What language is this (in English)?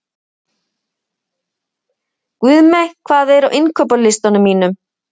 Icelandic